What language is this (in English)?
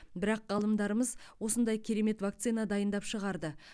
Kazakh